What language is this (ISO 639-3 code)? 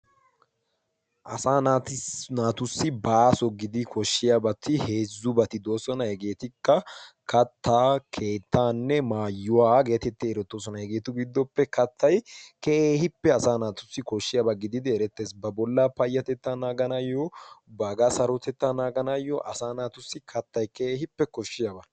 wal